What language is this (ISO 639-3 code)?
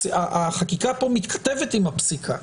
heb